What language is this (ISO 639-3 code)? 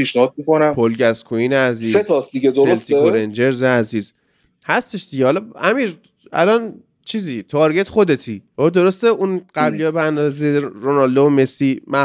fas